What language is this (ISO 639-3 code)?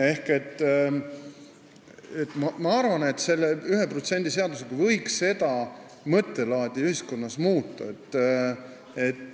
est